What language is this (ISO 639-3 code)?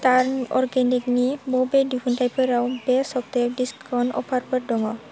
brx